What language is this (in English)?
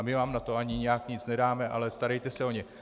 Czech